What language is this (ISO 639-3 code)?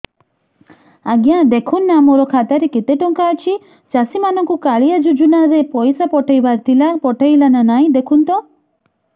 ori